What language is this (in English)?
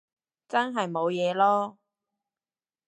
Cantonese